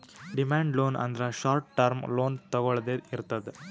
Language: Kannada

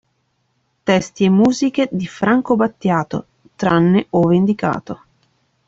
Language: Italian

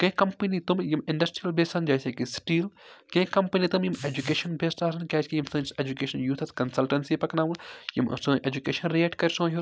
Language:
Kashmiri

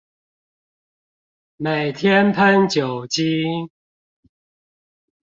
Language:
Chinese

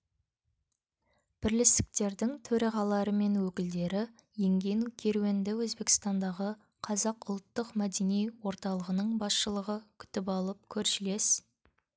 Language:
Kazakh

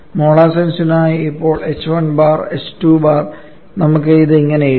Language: Malayalam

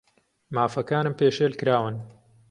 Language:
Central Kurdish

